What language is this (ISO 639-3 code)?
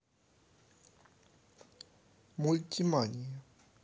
rus